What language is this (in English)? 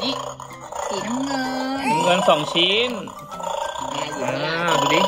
Thai